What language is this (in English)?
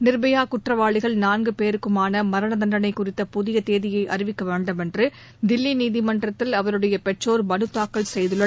Tamil